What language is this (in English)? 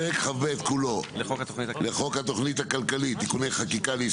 Hebrew